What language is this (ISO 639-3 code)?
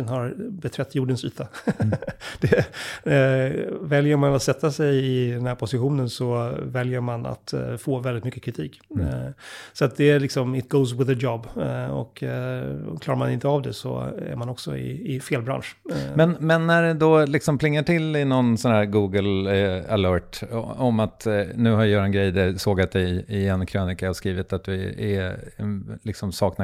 swe